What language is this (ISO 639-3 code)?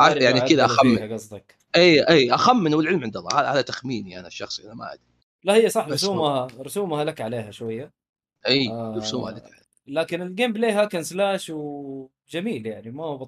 ara